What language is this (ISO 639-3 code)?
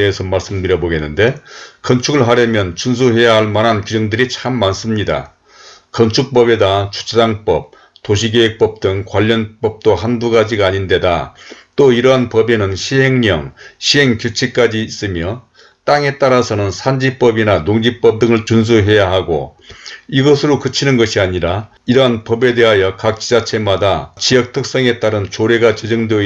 kor